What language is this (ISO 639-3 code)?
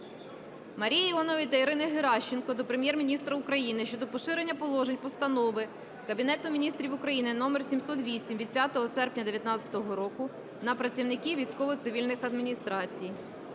ukr